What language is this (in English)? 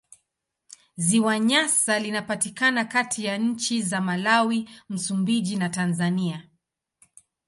Swahili